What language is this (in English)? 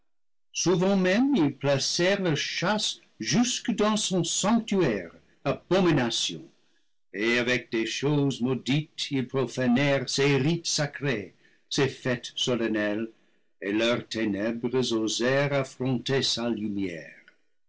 French